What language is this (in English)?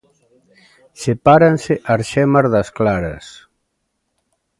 Galician